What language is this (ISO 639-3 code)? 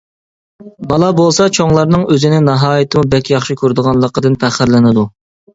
uig